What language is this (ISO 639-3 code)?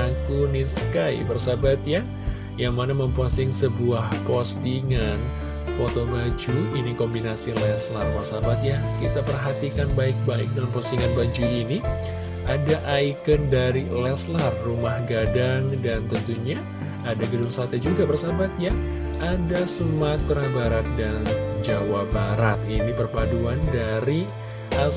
ind